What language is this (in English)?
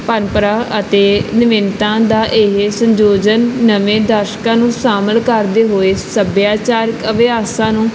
Punjabi